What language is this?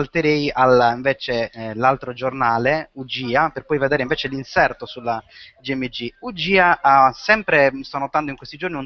Italian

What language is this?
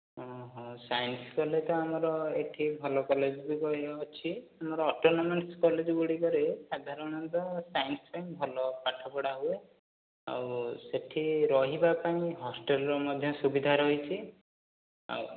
Odia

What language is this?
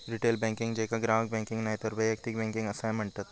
Marathi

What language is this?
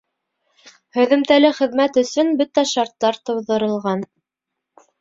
Bashkir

